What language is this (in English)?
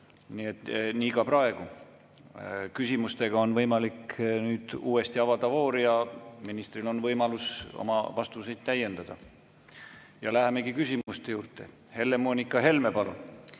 Estonian